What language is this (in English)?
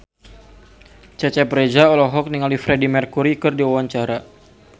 Sundanese